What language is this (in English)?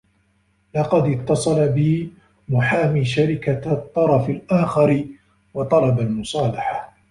Arabic